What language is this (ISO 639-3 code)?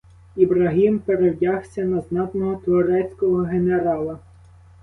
ukr